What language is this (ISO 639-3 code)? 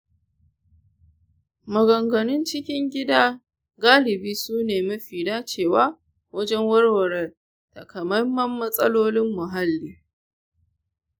hau